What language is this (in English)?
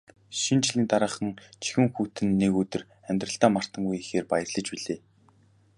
Mongolian